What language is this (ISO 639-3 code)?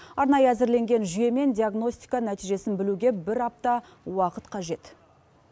kaz